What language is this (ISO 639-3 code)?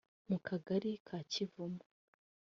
kin